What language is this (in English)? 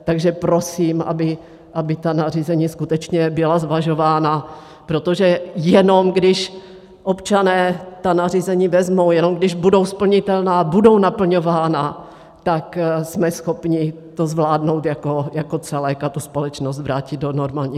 Czech